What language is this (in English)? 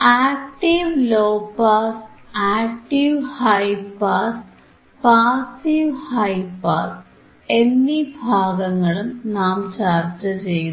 Malayalam